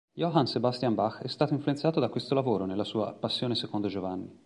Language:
Italian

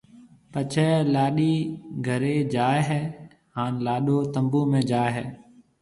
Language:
Marwari (Pakistan)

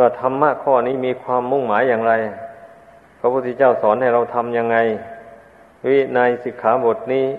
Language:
Thai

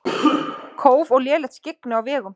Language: Icelandic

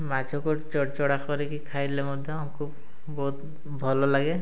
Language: Odia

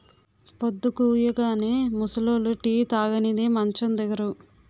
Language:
Telugu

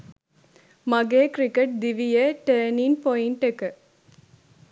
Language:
Sinhala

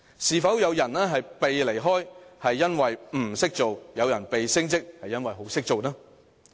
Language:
Cantonese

